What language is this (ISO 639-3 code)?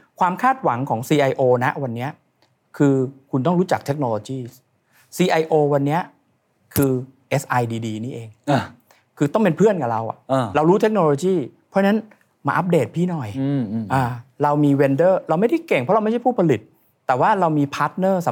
tha